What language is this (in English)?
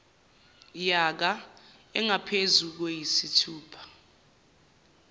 Zulu